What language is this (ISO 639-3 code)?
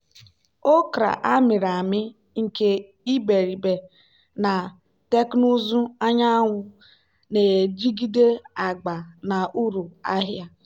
ibo